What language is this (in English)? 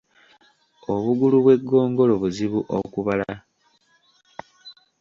Ganda